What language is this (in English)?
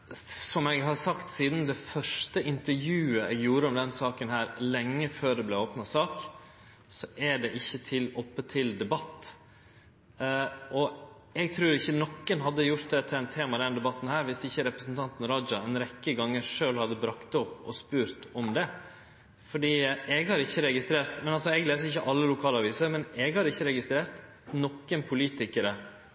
Norwegian Nynorsk